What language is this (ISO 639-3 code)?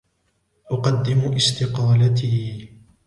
ara